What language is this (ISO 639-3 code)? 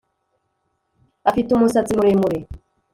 kin